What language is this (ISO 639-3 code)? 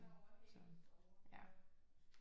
dan